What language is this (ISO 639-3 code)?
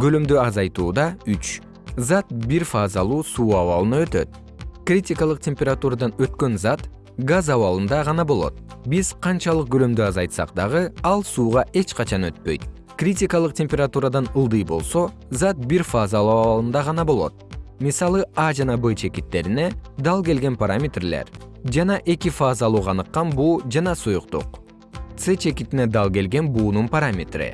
kir